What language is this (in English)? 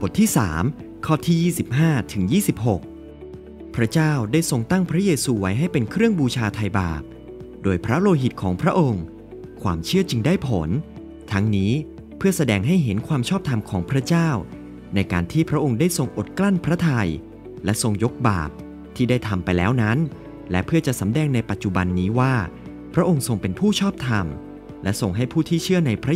Thai